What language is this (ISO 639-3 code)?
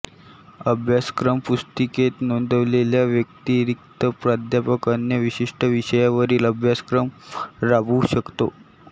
mar